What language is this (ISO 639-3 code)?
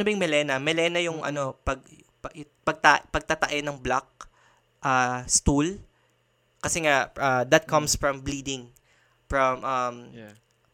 fil